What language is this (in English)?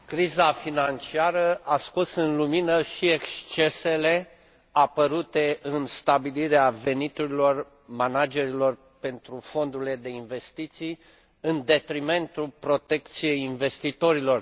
Romanian